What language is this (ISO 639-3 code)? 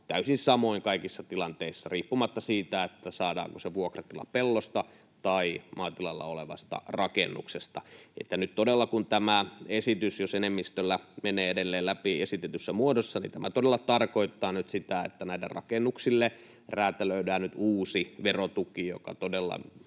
fin